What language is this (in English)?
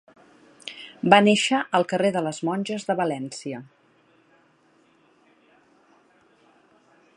Catalan